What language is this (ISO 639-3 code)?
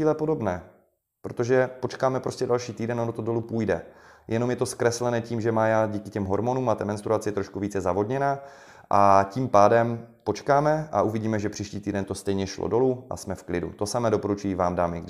ces